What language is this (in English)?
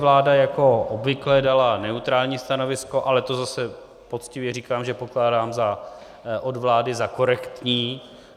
Czech